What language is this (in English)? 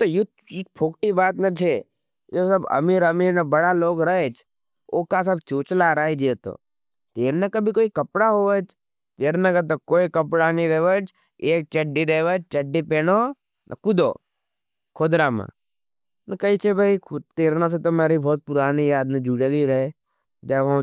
Nimadi